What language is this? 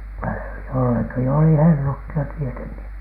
Finnish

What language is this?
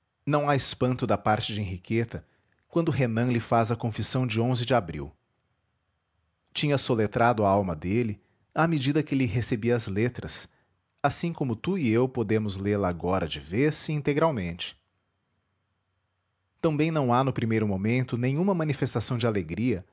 Portuguese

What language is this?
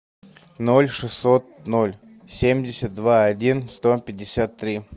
Russian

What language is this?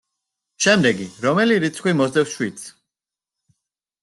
Georgian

